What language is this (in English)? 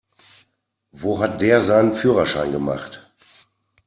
German